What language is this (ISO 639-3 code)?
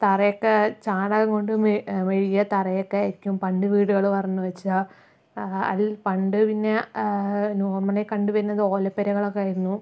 mal